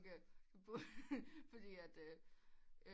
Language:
Danish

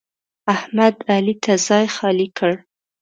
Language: Pashto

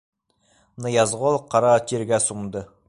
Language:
Bashkir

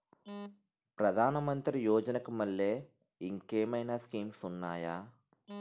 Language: Telugu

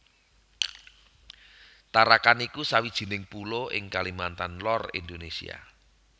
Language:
Javanese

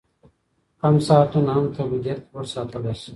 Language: Pashto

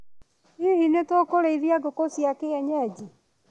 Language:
Kikuyu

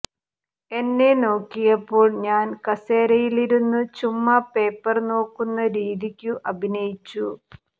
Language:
Malayalam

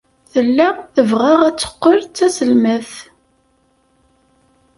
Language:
Kabyle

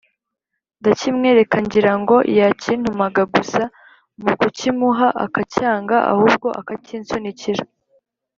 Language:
Kinyarwanda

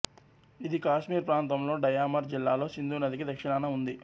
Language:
Telugu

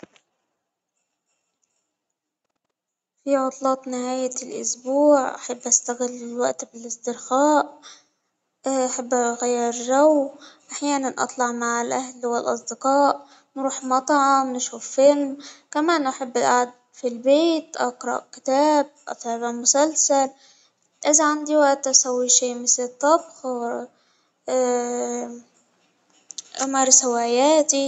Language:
Hijazi Arabic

